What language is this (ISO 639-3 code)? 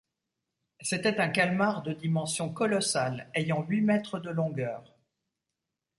fra